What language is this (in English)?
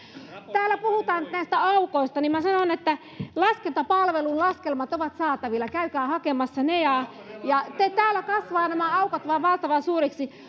Finnish